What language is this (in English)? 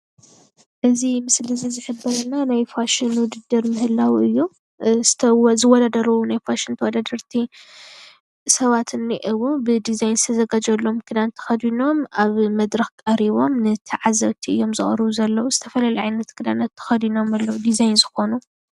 Tigrinya